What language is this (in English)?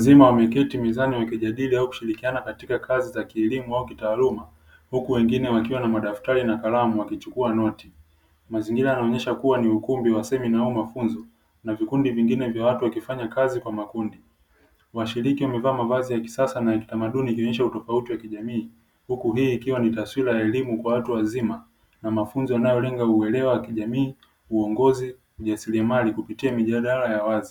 Swahili